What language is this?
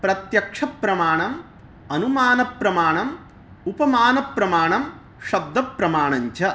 Sanskrit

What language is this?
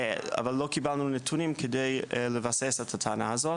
Hebrew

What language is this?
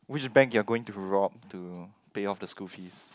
English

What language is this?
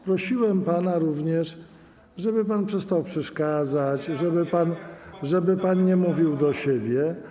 Polish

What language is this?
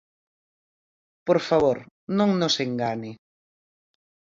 Galician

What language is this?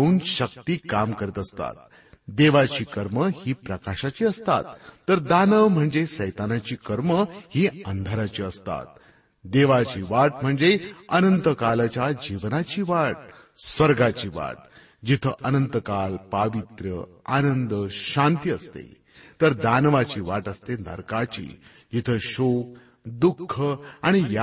Marathi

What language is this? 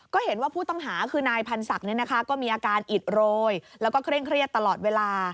Thai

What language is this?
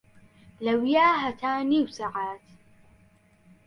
Central Kurdish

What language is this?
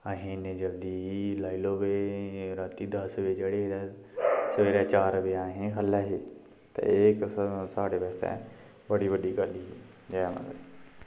Dogri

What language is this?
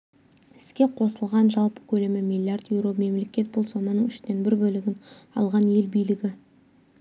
Kazakh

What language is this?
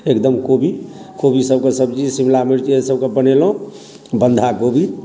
Maithili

